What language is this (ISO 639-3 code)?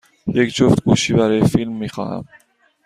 fas